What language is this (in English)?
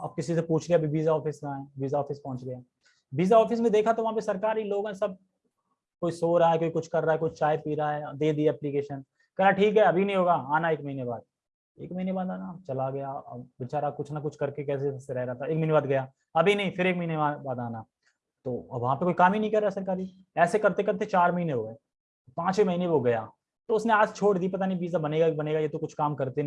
Hindi